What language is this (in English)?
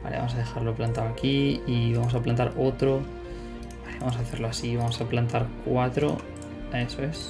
Spanish